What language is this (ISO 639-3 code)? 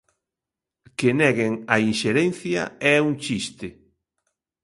glg